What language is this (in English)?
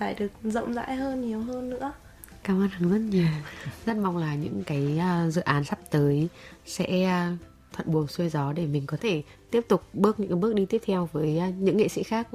Vietnamese